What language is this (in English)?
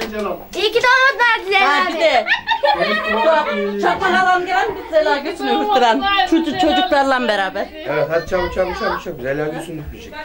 Turkish